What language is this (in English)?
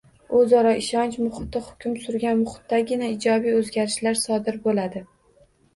Uzbek